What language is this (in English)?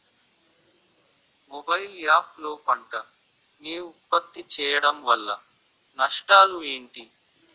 Telugu